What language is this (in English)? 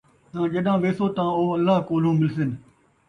Saraiki